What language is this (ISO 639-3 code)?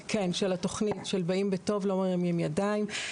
heb